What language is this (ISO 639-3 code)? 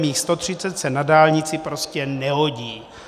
ces